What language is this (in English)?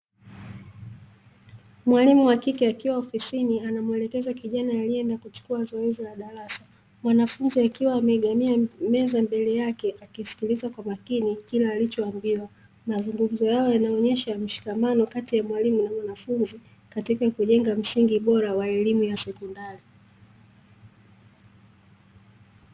Swahili